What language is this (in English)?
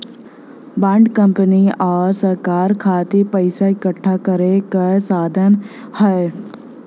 Bhojpuri